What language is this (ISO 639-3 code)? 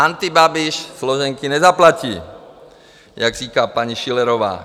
ces